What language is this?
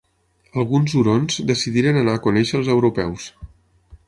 Catalan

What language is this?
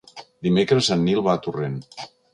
Catalan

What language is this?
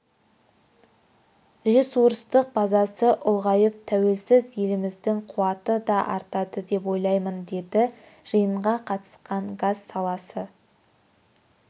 Kazakh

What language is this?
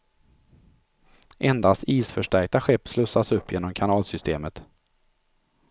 Swedish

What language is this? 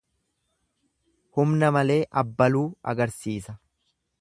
Oromo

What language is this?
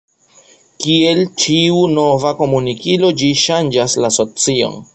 Esperanto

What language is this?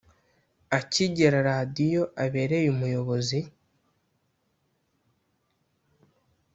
Kinyarwanda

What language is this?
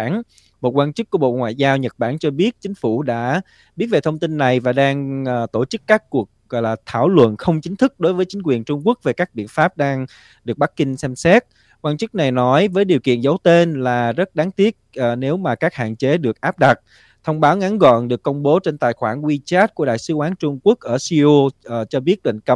Vietnamese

